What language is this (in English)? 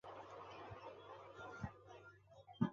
Zaza